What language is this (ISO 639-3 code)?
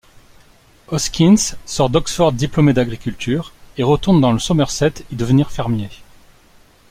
fra